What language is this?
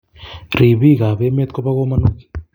Kalenjin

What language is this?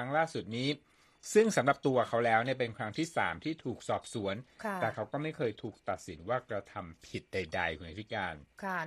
Thai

